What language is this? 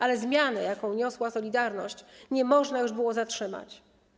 Polish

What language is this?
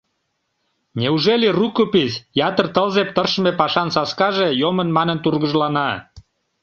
Mari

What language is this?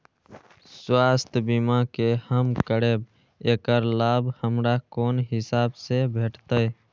Maithili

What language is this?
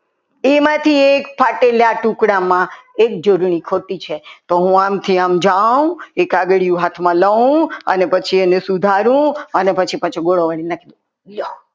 Gujarati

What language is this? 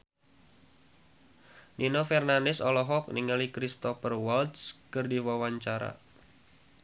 Sundanese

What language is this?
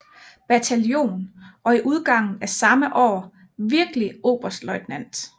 Danish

